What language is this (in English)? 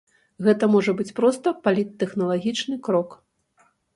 Belarusian